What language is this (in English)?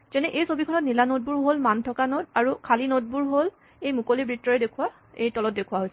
Assamese